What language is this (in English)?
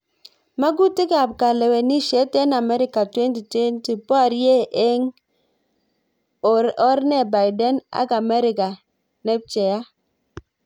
Kalenjin